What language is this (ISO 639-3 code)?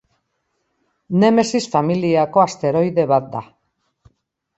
eus